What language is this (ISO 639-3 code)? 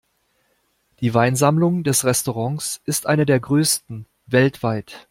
deu